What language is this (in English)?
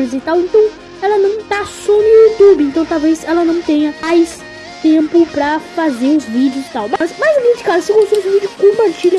Portuguese